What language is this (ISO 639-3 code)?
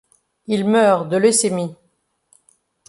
fra